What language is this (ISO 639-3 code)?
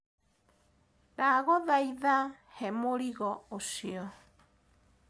kik